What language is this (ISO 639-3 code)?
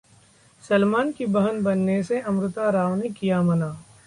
hin